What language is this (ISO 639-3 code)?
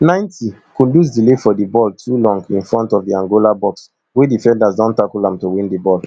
pcm